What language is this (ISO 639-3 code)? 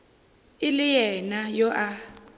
nso